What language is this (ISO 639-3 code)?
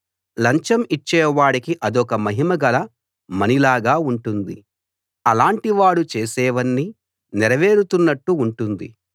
tel